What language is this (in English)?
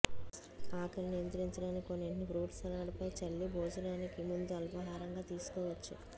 Telugu